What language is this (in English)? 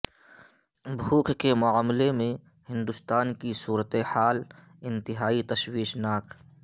Urdu